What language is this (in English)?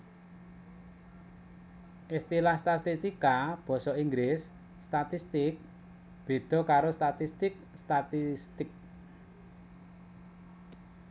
Javanese